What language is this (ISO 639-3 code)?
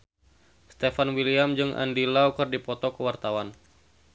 sun